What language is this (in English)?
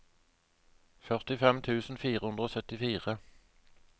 Norwegian